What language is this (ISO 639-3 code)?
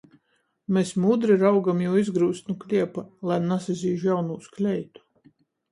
ltg